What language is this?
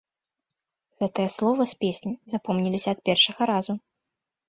Belarusian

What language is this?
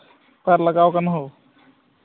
Santali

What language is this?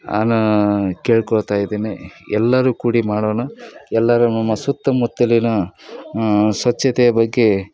Kannada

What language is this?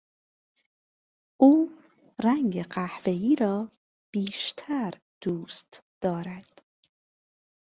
Persian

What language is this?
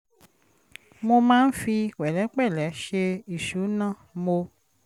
Yoruba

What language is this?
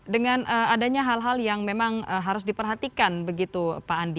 Indonesian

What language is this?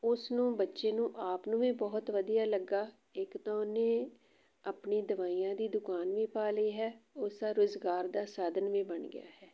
Punjabi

